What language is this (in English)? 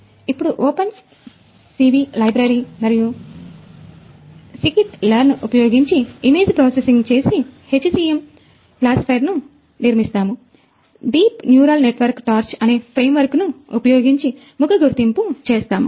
Telugu